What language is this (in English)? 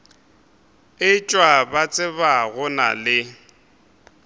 Northern Sotho